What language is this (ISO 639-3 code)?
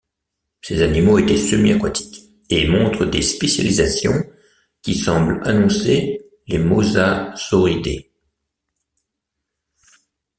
fra